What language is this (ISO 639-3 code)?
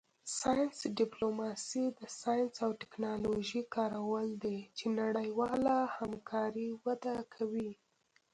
pus